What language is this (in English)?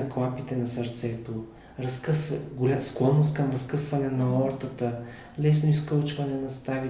Bulgarian